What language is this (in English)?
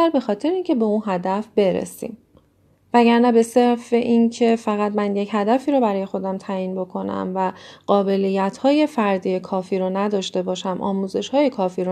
Persian